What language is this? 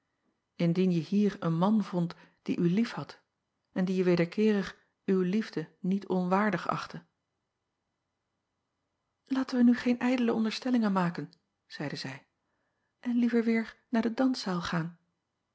Dutch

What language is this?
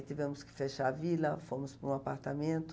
Portuguese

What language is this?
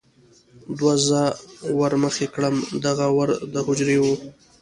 Pashto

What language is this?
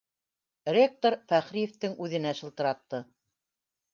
Bashkir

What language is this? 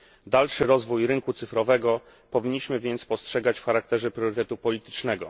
Polish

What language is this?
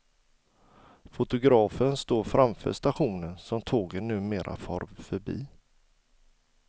Swedish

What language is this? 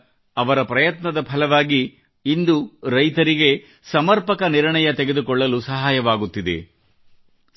Kannada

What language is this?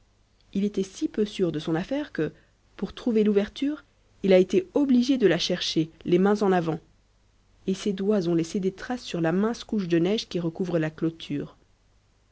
French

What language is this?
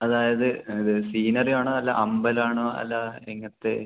Malayalam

